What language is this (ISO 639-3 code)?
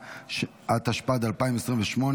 heb